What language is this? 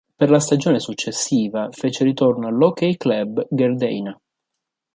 Italian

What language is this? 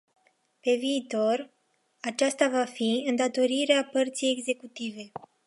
Romanian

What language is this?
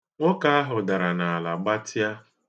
Igbo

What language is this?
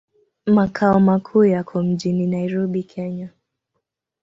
Swahili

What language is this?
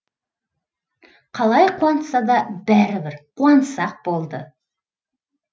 Kazakh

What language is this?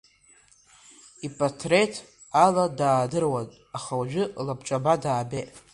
Abkhazian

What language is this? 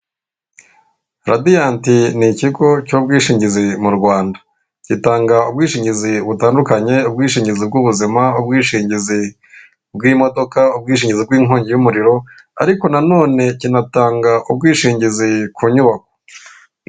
Kinyarwanda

